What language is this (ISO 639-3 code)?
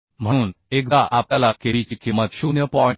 mar